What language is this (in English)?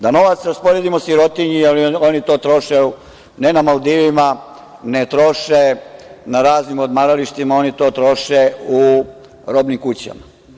Serbian